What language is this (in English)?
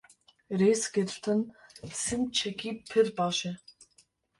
Kurdish